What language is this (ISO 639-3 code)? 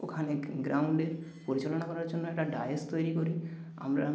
ben